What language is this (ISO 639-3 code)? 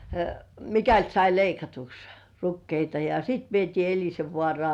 fin